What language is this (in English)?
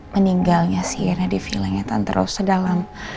Indonesian